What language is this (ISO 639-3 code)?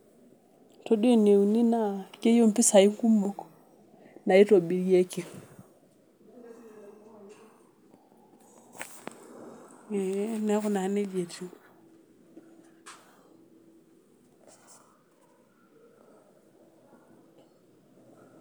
mas